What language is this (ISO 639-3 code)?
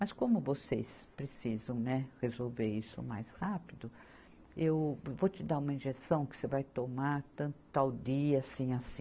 por